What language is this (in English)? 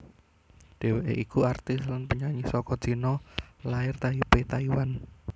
Javanese